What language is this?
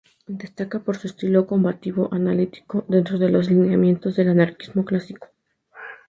Spanish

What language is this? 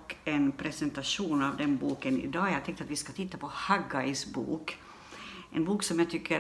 Swedish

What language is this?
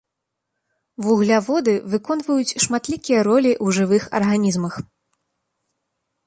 Belarusian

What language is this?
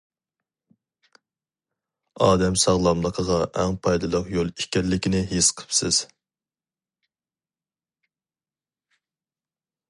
Uyghur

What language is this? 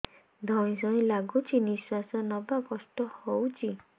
Odia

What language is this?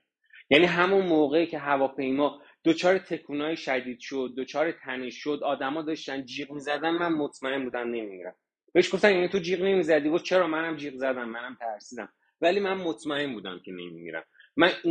Persian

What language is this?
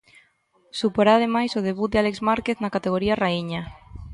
Galician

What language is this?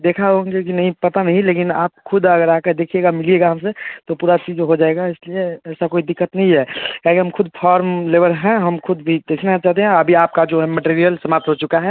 Hindi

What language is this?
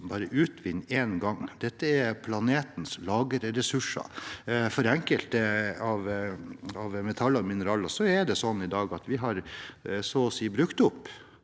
Norwegian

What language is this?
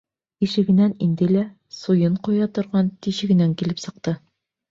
Bashkir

